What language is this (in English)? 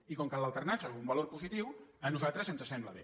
Catalan